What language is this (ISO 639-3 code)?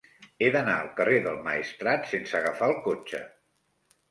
cat